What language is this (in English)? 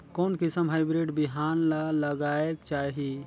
Chhattisgarhi